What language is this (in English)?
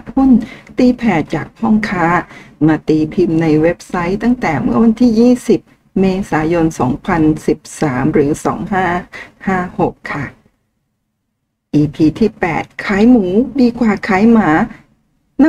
Thai